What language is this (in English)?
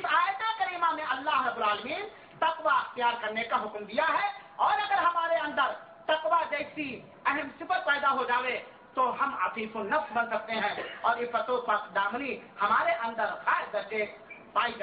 Urdu